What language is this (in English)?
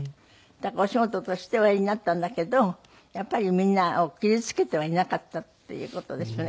Japanese